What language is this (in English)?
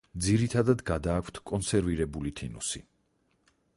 Georgian